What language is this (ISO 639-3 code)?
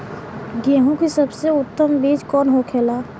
bho